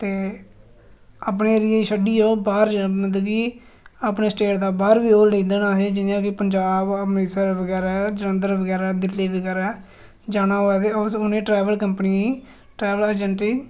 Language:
Dogri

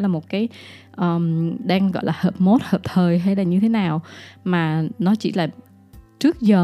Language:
Vietnamese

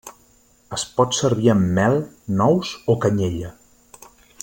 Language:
Catalan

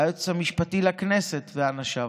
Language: Hebrew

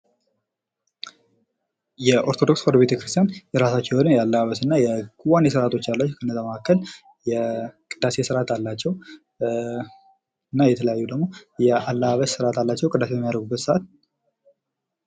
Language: Amharic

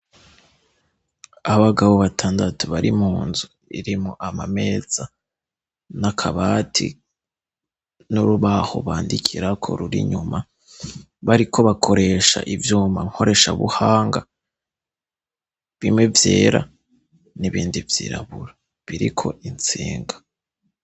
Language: Rundi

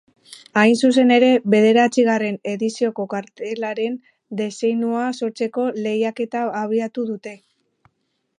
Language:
Basque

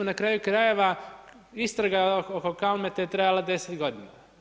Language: Croatian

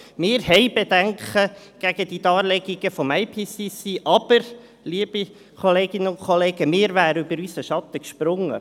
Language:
Swiss German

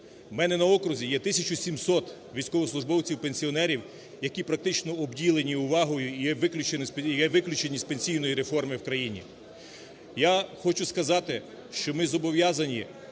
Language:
Ukrainian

